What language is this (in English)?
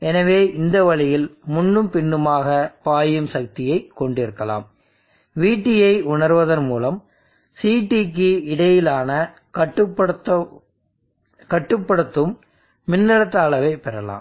Tamil